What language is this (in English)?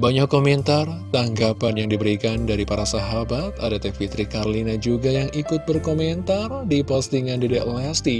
Indonesian